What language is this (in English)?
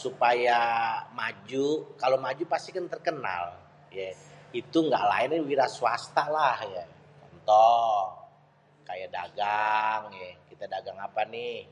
Betawi